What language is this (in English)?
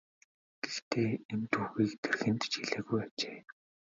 Mongolian